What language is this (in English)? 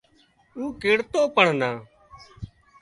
Wadiyara Koli